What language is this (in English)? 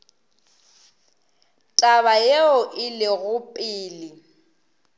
Northern Sotho